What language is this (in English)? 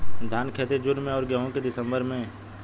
Bhojpuri